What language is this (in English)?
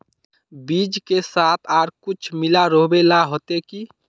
Magahi